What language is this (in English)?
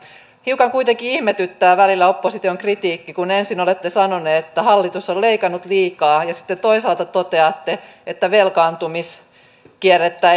Finnish